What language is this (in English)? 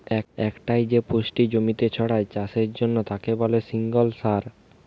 Bangla